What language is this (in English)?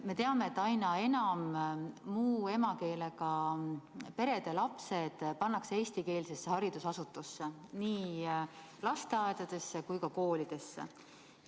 Estonian